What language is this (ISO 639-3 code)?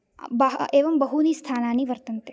san